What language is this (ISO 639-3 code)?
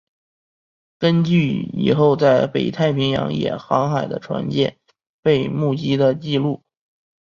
zho